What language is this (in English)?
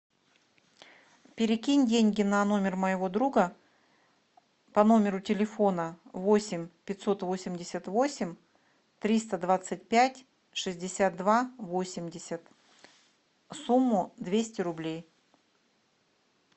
Russian